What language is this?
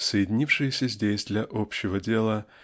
Russian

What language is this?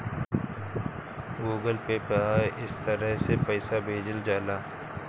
Bhojpuri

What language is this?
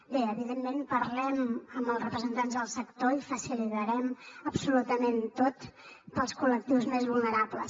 Catalan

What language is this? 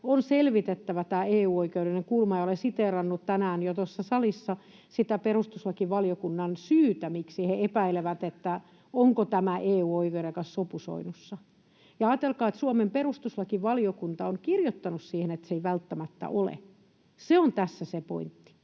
Finnish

